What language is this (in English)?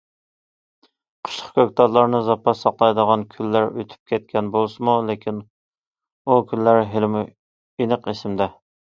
Uyghur